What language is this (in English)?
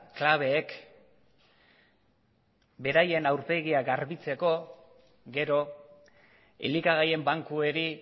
Basque